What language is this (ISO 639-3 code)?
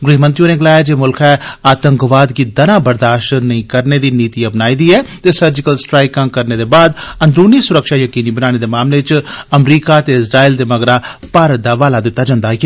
doi